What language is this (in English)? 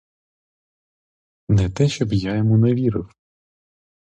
Ukrainian